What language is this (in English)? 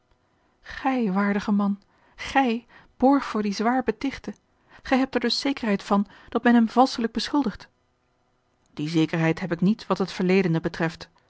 Dutch